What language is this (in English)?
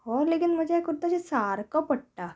Konkani